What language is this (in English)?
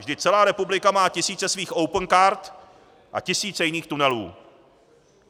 Czech